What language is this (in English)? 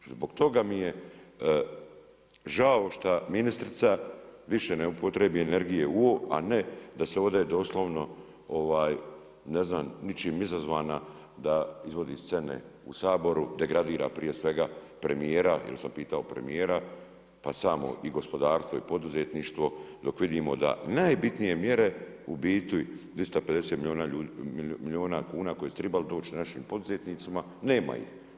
Croatian